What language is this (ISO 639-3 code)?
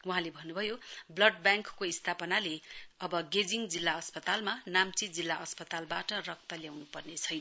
nep